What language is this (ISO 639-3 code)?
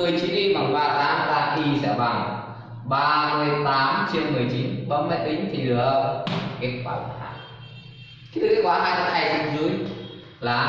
vie